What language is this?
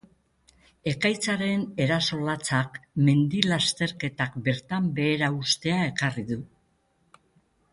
Basque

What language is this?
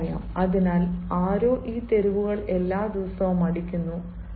Malayalam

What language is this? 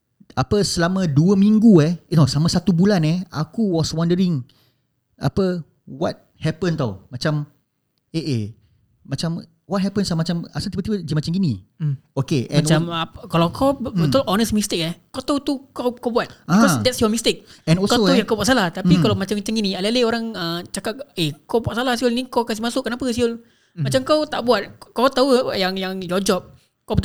Malay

